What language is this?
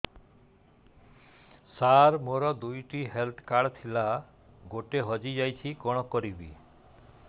Odia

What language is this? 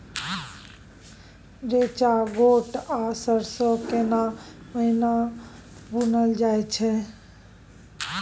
Maithili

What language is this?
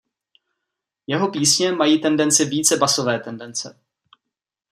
Czech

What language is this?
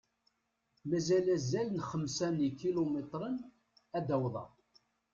Kabyle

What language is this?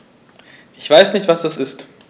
German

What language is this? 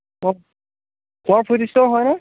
Assamese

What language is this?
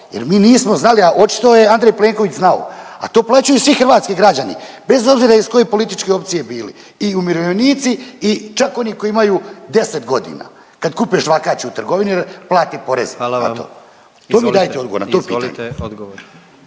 Croatian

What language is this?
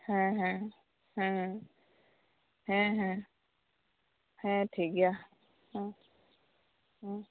Santali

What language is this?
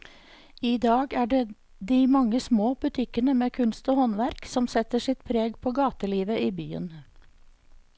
Norwegian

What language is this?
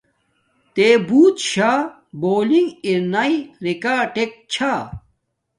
Domaaki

